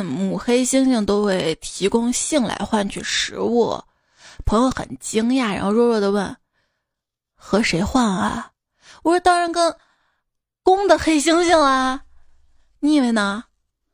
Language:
Chinese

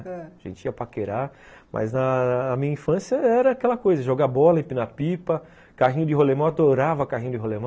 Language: Portuguese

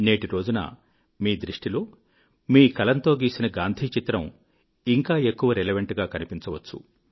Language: Telugu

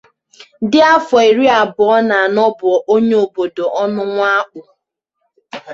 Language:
Igbo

